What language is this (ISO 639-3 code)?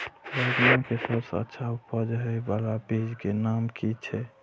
mai